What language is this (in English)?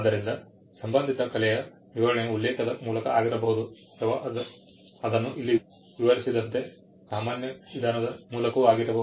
Kannada